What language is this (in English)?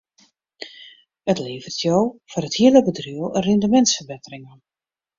Western Frisian